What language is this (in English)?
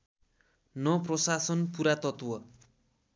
Nepali